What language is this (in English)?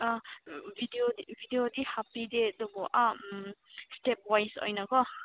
Manipuri